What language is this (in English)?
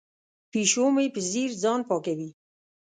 Pashto